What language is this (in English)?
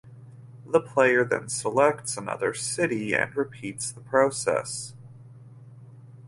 English